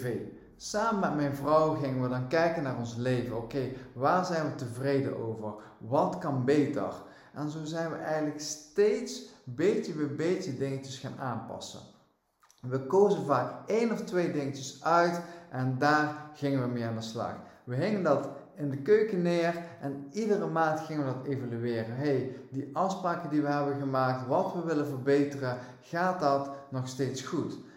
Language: Dutch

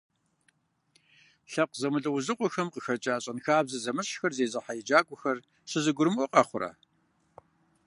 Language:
Kabardian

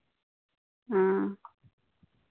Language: Santali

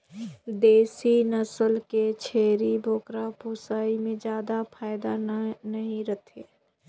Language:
Chhattisgarhi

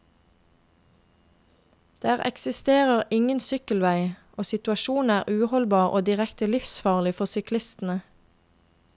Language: Norwegian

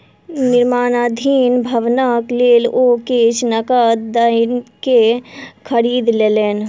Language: Maithili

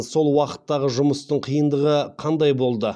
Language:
Kazakh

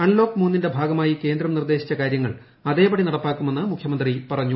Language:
Malayalam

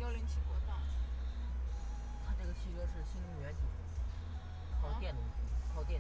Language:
Chinese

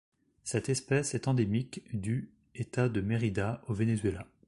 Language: French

